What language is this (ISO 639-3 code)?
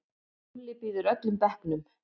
isl